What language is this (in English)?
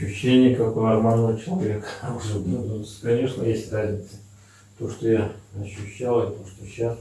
Russian